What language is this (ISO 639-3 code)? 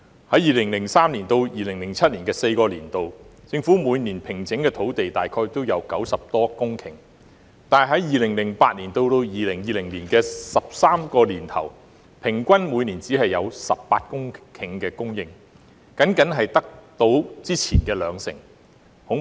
yue